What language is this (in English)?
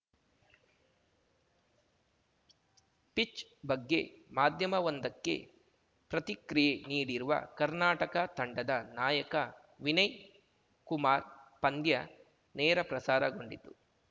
Kannada